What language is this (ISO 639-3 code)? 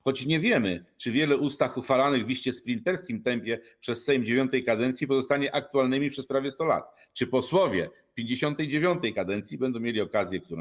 pol